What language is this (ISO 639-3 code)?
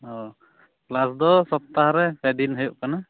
sat